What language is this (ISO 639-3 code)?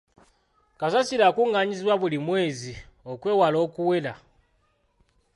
lug